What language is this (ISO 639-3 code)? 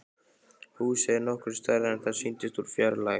isl